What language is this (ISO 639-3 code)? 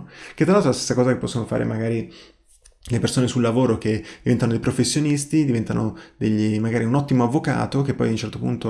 ita